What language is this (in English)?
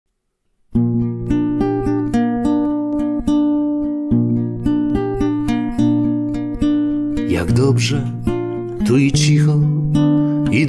Polish